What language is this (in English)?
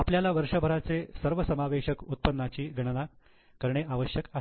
Marathi